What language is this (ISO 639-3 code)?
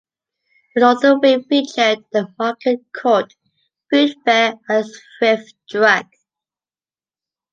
eng